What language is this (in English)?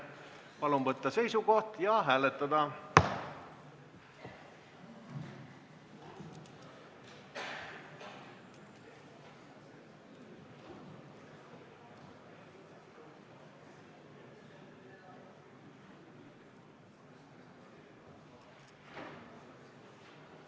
Estonian